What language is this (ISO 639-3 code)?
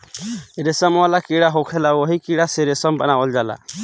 bho